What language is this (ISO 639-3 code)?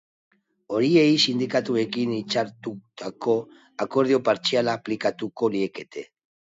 eus